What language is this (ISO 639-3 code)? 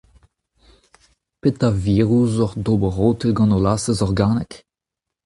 bre